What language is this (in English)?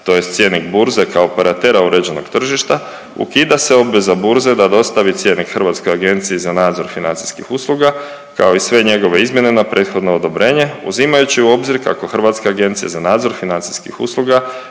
Croatian